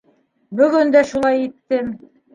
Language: Bashkir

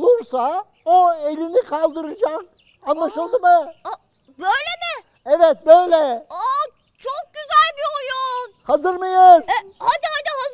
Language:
Turkish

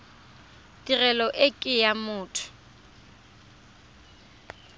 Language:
Tswana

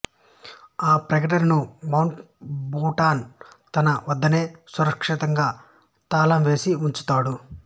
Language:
Telugu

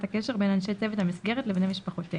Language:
Hebrew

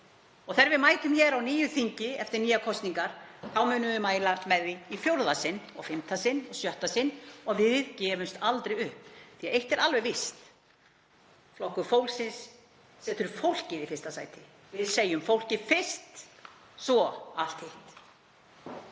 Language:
Icelandic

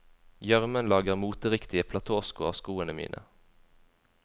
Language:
Norwegian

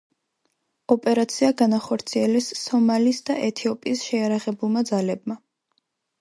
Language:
Georgian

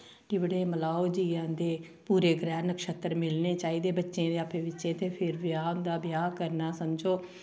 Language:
Dogri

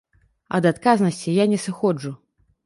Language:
Belarusian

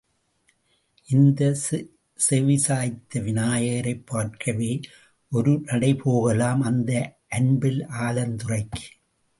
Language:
Tamil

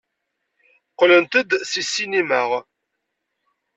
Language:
Kabyle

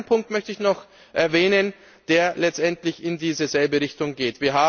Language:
German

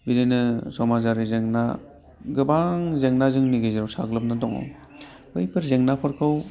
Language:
Bodo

